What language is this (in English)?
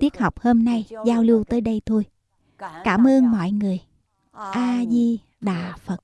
Vietnamese